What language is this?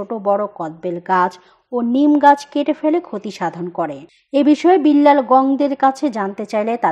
Romanian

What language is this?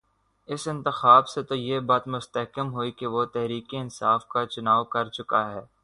Urdu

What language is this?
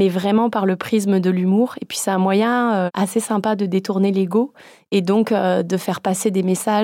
French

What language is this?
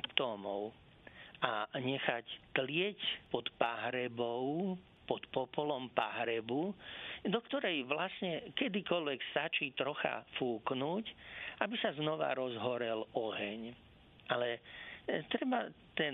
Slovak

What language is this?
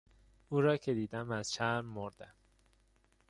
Persian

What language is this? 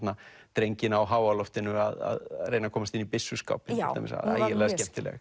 Icelandic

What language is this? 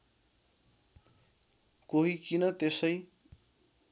Nepali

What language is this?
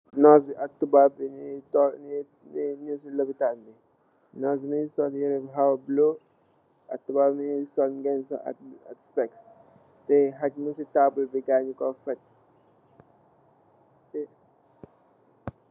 Wolof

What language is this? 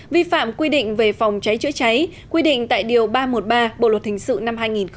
Vietnamese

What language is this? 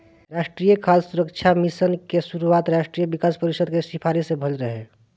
Bhojpuri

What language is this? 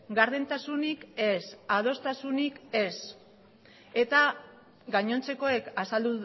Basque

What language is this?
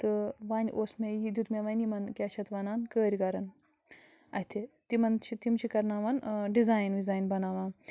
Kashmiri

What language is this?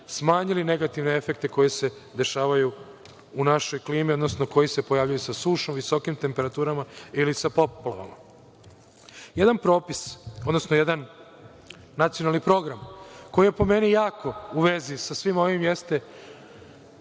Serbian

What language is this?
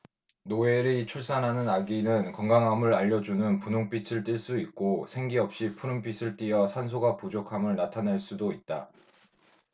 Korean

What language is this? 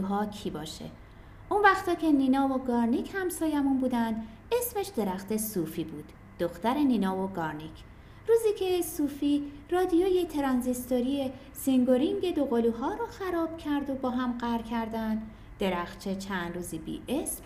Persian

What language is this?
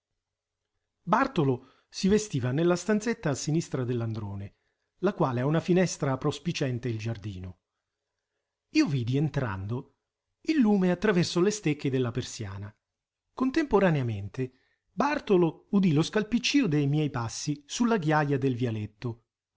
Italian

